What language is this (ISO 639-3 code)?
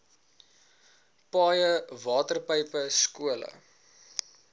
afr